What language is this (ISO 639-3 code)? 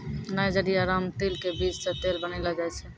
mai